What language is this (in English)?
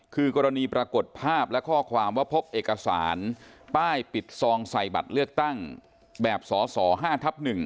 Thai